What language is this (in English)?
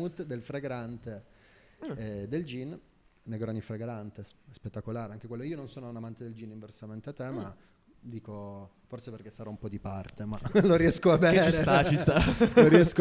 Italian